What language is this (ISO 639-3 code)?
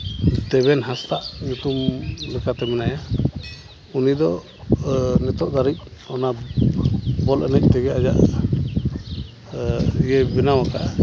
sat